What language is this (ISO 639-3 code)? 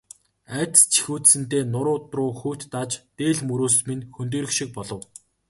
mon